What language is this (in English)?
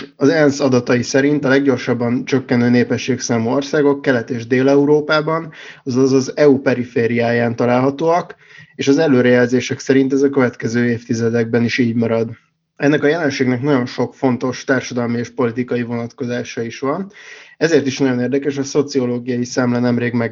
Hungarian